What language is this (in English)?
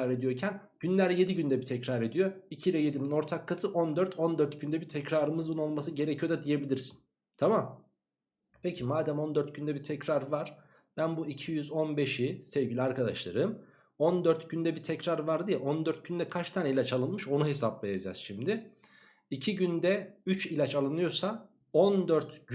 Turkish